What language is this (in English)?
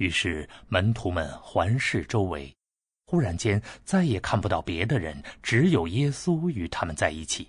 Chinese